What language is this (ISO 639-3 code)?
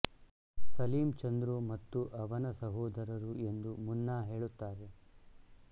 kan